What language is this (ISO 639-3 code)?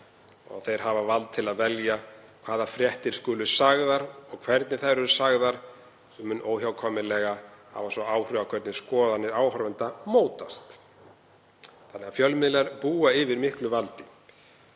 isl